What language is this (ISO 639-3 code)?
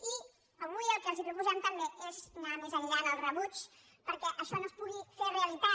cat